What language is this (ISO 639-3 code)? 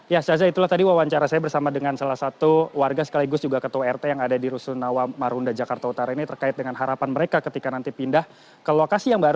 ind